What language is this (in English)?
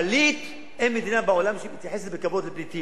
Hebrew